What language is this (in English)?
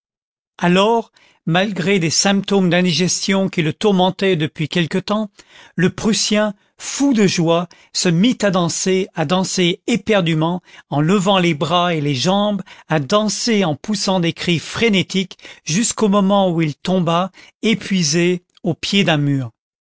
French